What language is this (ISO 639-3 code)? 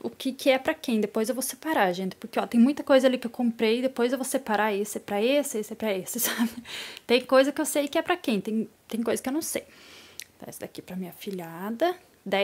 por